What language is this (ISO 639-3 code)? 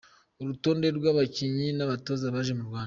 kin